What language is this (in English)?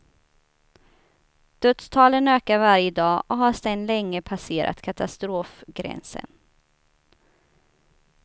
Swedish